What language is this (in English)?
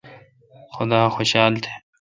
Kalkoti